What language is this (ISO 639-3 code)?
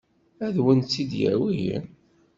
kab